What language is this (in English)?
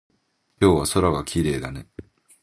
Japanese